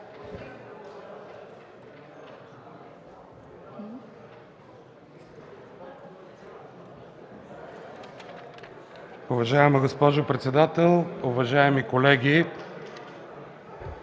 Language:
Bulgarian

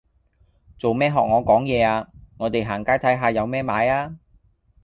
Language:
Cantonese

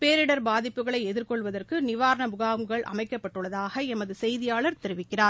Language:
Tamil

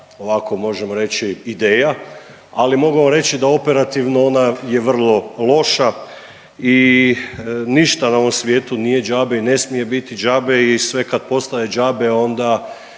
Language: Croatian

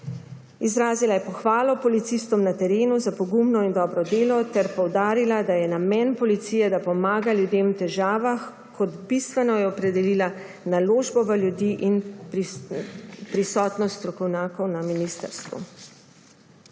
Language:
Slovenian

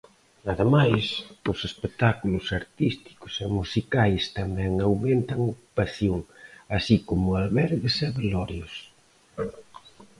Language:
Galician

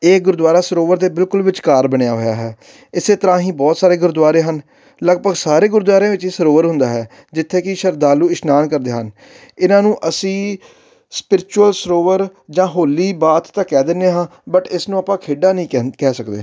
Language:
Punjabi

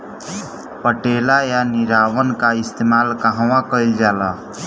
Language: Bhojpuri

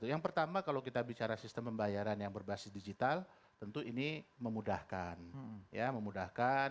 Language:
Indonesian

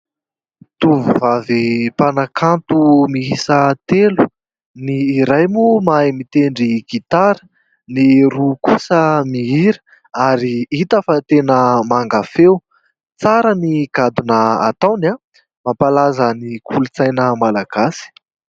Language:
Malagasy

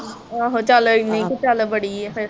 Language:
Punjabi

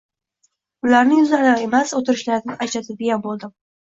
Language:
Uzbek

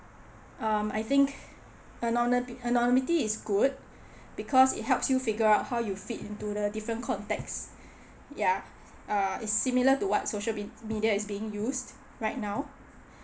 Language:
English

